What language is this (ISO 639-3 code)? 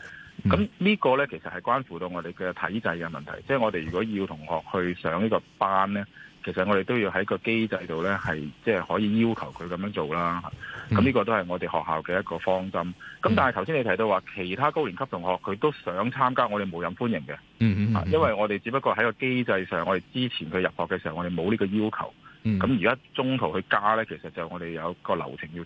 zho